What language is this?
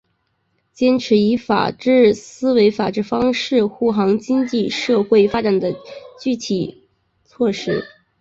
Chinese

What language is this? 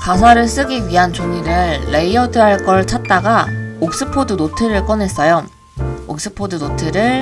Korean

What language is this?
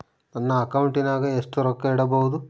Kannada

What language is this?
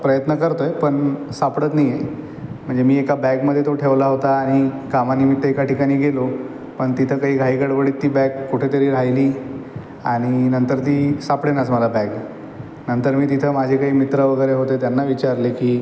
Marathi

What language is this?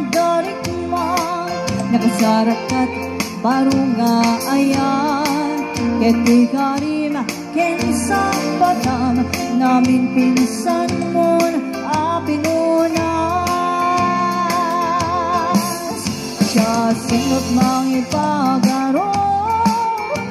Filipino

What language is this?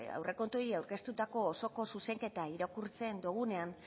Basque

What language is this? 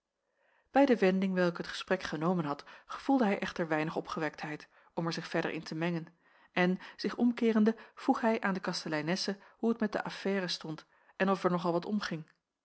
Dutch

